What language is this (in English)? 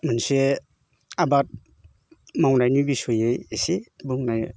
Bodo